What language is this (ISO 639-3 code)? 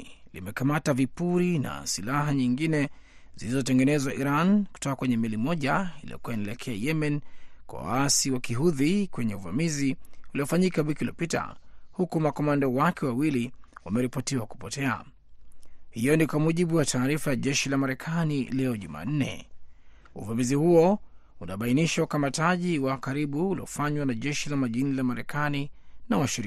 swa